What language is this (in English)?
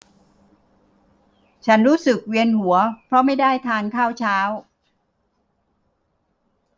Thai